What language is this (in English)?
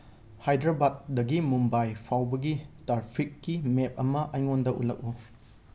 Manipuri